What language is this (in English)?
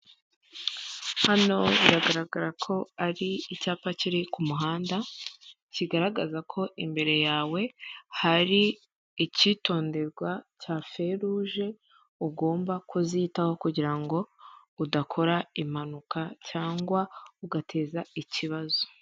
Kinyarwanda